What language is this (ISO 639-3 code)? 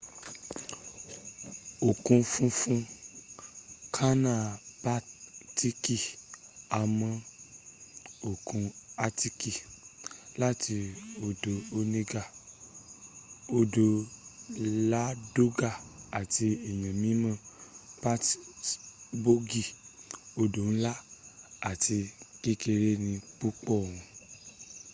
yor